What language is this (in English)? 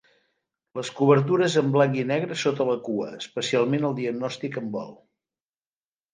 Catalan